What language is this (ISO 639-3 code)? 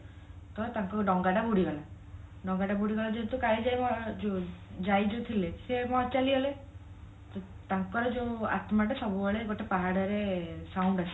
ori